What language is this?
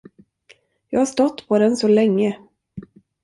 Swedish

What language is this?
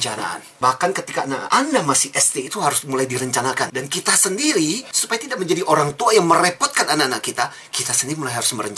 Indonesian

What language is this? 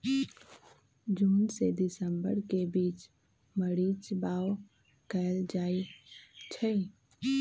Magahi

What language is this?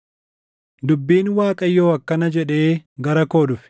Oromo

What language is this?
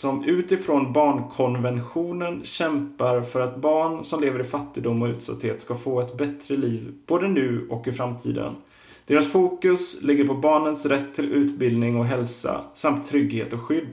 Swedish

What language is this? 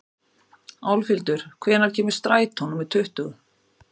Icelandic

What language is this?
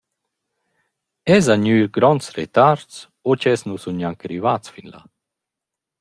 Romansh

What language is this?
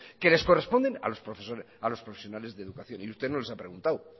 Spanish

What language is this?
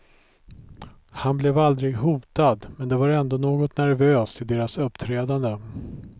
Swedish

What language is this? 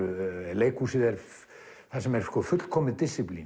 Icelandic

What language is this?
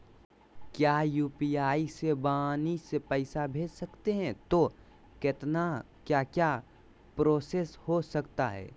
Magahi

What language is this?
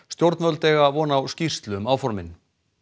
Icelandic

